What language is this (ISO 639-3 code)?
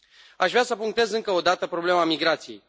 ron